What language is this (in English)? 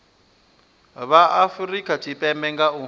Venda